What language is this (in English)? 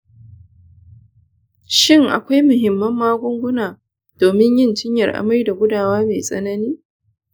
Hausa